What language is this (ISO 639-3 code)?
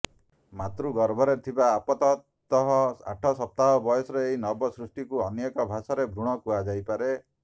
ori